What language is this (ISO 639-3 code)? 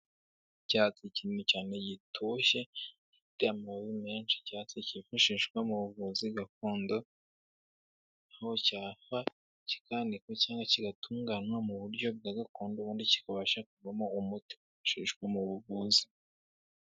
kin